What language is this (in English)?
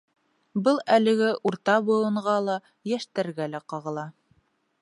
Bashkir